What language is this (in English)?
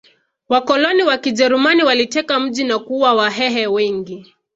Swahili